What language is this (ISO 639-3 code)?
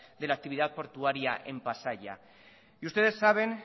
spa